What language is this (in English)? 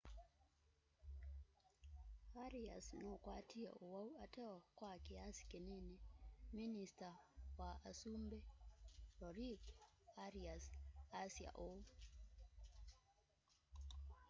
Kamba